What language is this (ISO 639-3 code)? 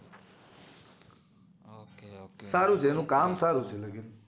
guj